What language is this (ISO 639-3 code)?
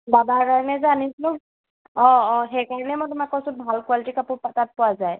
asm